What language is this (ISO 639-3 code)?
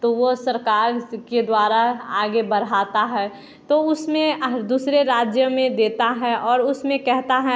hin